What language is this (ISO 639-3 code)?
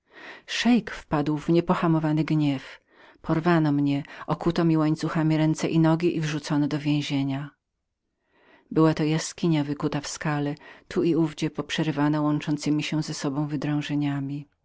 pol